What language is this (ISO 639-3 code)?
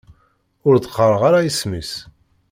kab